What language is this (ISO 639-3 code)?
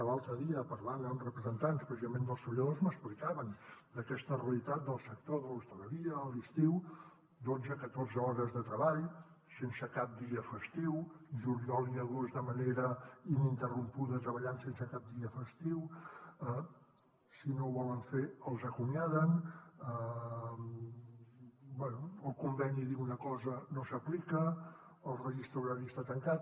cat